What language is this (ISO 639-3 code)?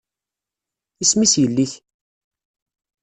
kab